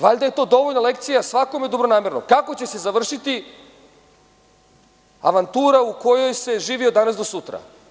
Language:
Serbian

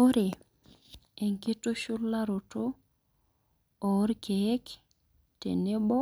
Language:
Masai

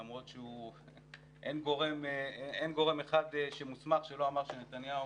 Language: Hebrew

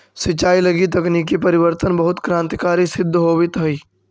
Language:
Magahi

